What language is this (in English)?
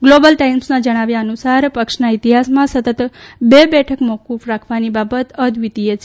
Gujarati